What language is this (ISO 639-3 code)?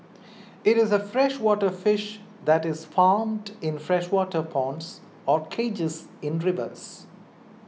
eng